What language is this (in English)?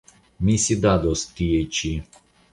Esperanto